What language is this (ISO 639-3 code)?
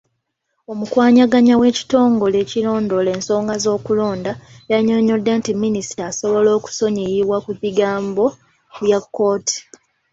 lug